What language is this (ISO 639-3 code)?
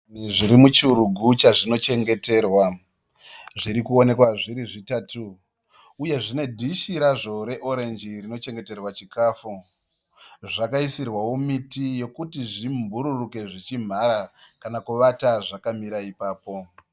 sna